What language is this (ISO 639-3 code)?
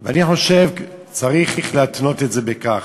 heb